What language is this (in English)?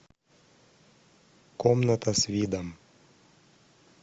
Russian